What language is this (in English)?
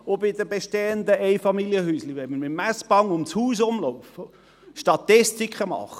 Swiss German